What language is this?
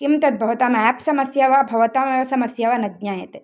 Sanskrit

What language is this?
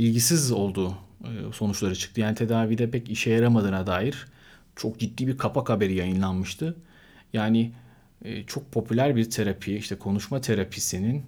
Turkish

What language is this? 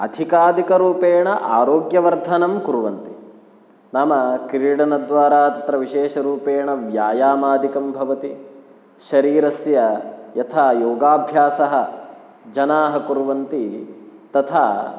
Sanskrit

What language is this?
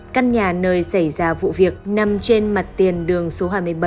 Vietnamese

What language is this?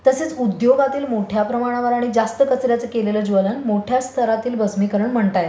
Marathi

